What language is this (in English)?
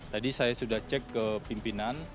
Indonesian